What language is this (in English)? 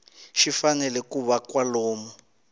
Tsonga